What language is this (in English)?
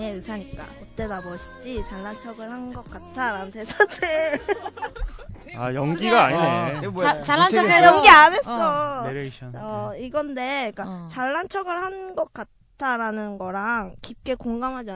Korean